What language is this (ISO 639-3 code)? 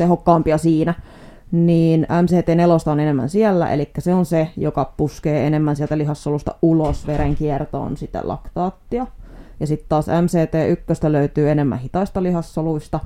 fin